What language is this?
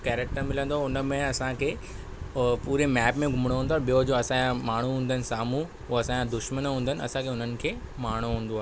Sindhi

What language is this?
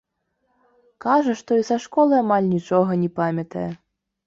Belarusian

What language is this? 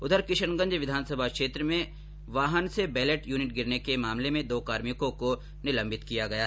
Hindi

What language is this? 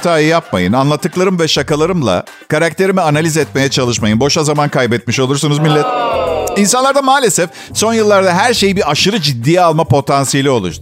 Turkish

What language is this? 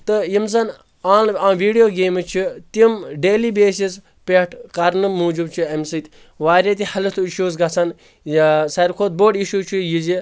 Kashmiri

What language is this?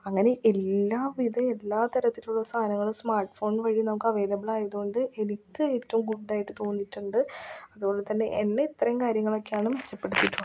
Malayalam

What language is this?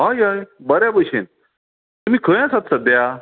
Konkani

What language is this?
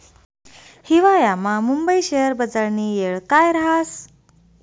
Marathi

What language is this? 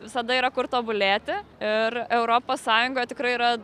Lithuanian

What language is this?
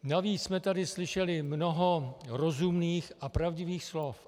Czech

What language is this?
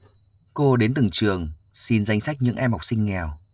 Vietnamese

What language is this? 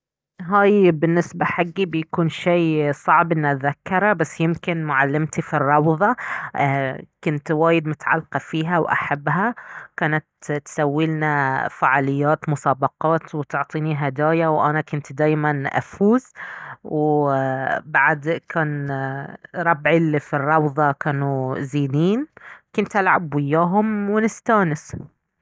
Baharna Arabic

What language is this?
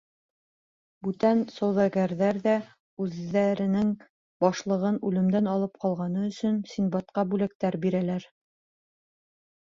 Bashkir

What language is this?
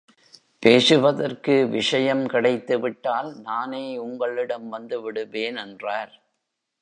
Tamil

